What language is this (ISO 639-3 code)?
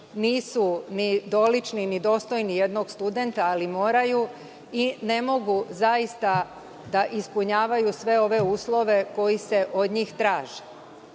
srp